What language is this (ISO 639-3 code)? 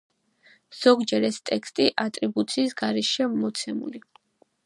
kat